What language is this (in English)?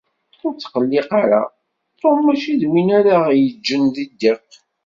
Kabyle